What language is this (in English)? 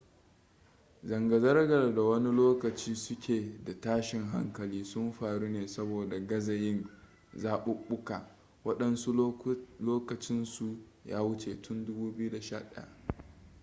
Hausa